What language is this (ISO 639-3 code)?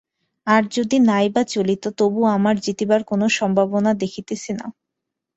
ben